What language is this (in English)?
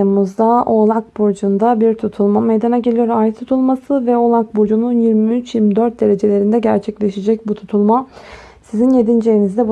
Turkish